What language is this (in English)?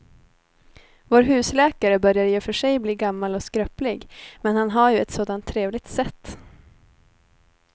Swedish